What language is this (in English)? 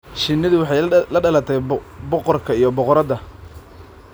Somali